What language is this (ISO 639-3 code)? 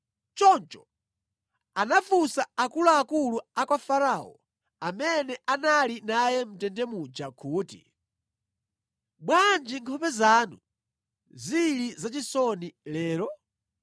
nya